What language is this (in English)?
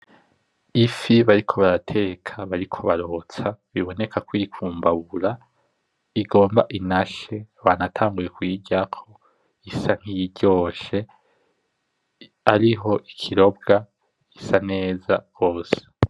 Rundi